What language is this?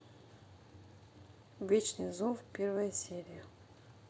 Russian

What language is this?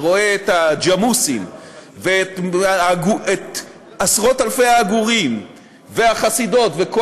Hebrew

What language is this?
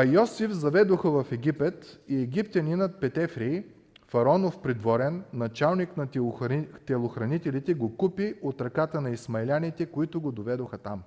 Bulgarian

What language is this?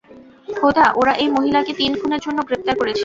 Bangla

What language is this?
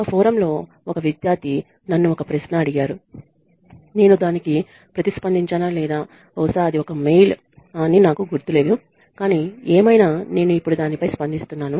Telugu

